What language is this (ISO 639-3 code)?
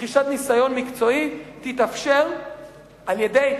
heb